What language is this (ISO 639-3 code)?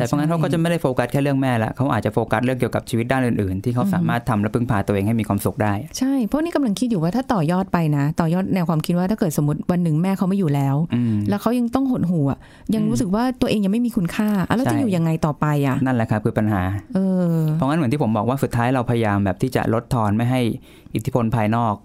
tha